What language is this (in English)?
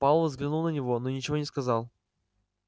Russian